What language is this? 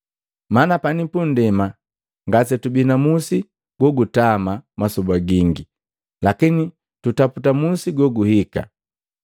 Matengo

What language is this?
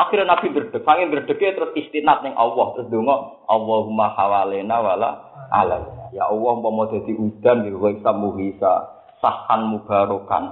Malay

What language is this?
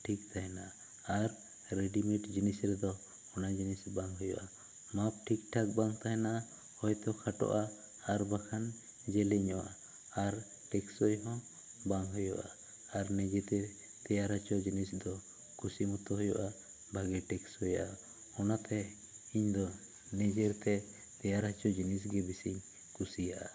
Santali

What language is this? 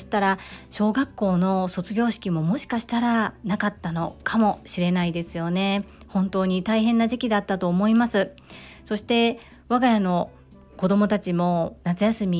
Japanese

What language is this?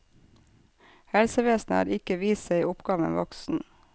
Norwegian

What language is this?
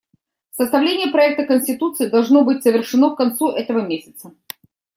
Russian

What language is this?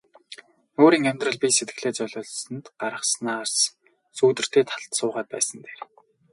Mongolian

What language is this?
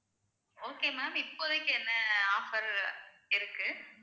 Tamil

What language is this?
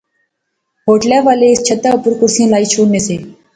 Pahari-Potwari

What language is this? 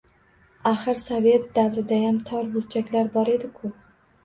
Uzbek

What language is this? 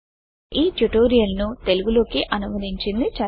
Telugu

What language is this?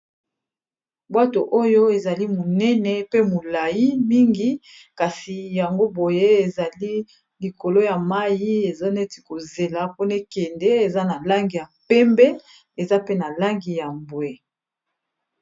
Lingala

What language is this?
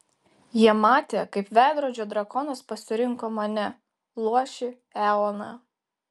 Lithuanian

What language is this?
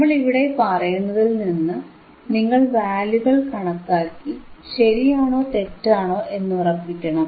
Malayalam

